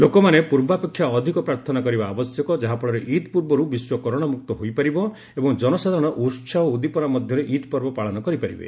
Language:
Odia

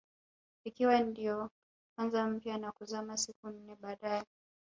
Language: Swahili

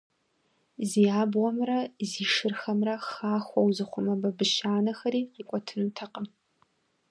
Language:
Kabardian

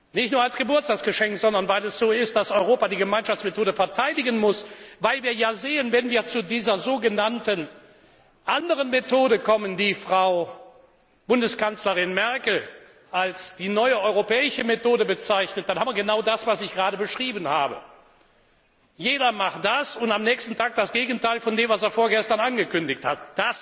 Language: German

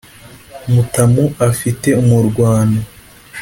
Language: Kinyarwanda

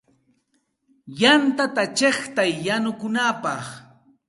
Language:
Santa Ana de Tusi Pasco Quechua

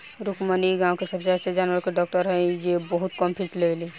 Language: Bhojpuri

